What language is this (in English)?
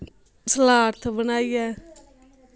Dogri